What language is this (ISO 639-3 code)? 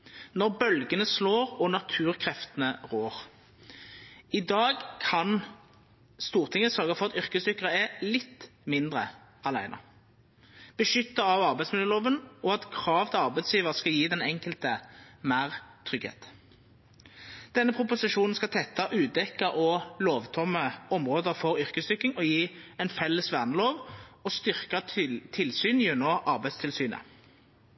nno